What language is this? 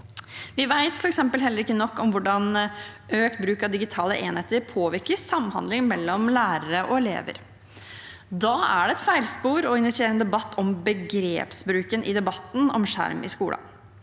Norwegian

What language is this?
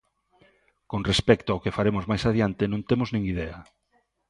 Galician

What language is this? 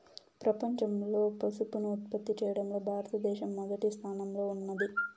Telugu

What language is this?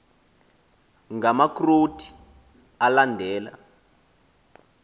Xhosa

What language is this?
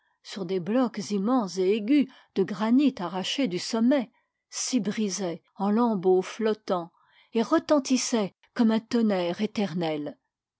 French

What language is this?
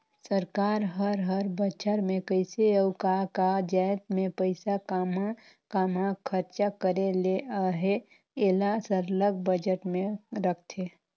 Chhattisgarhi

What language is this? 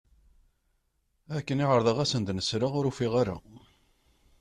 Kabyle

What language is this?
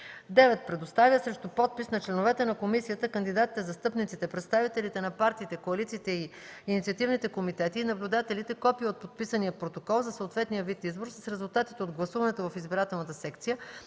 Bulgarian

